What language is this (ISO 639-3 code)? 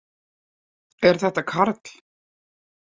isl